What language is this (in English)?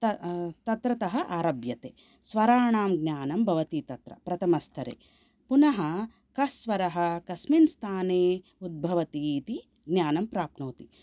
Sanskrit